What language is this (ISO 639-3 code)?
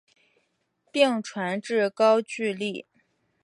zho